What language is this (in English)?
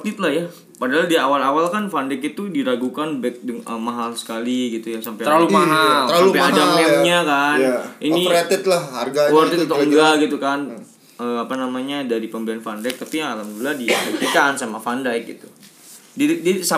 Indonesian